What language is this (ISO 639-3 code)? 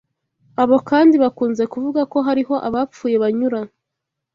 kin